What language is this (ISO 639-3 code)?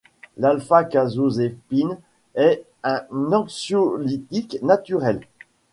fra